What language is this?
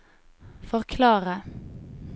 Norwegian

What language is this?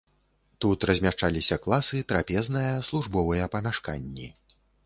Belarusian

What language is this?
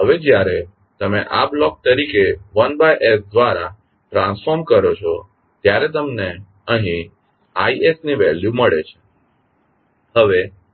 Gujarati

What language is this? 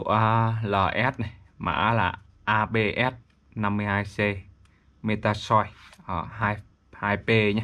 Vietnamese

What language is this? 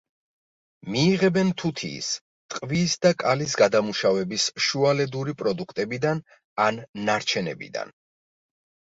Georgian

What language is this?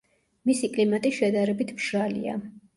Georgian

